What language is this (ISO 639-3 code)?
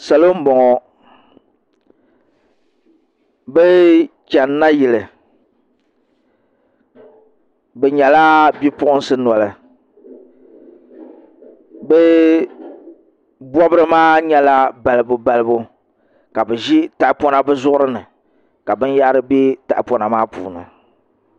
dag